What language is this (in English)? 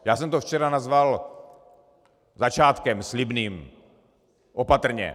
Czech